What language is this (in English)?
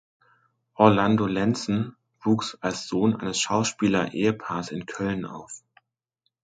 German